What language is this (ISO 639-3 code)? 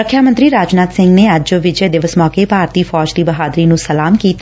pan